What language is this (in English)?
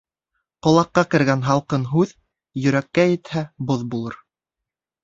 Bashkir